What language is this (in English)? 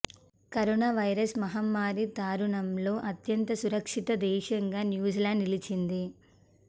Telugu